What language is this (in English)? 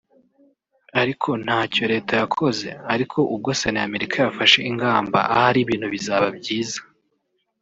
Kinyarwanda